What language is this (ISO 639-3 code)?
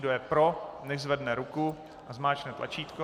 ces